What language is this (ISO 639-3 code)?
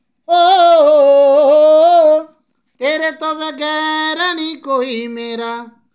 doi